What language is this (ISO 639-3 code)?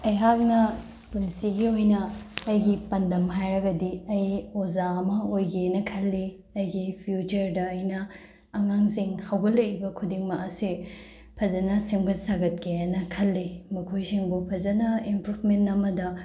mni